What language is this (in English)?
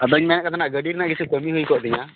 Santali